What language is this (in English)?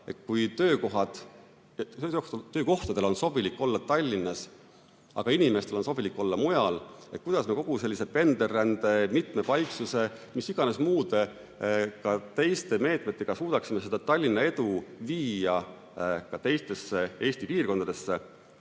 Estonian